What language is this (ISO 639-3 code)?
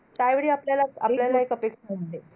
mar